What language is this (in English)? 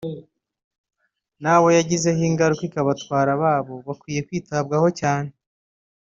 Kinyarwanda